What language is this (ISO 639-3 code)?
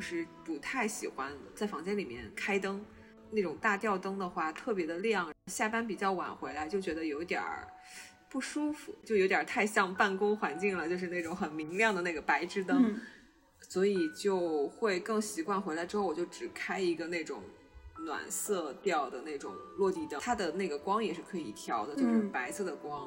zho